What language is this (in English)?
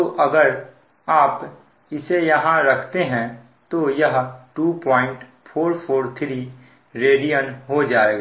Hindi